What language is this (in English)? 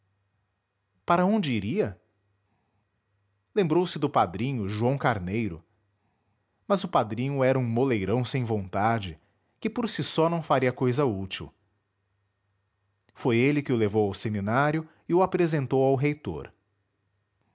Portuguese